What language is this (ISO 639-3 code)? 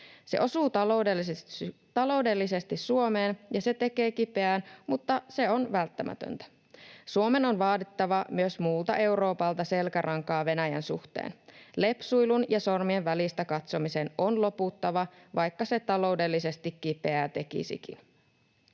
fin